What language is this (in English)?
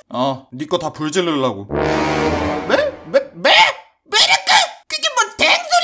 Korean